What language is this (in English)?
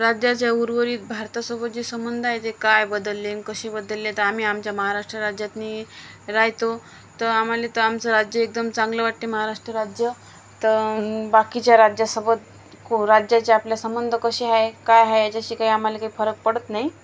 Marathi